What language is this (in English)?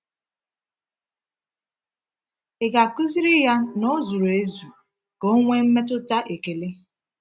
Igbo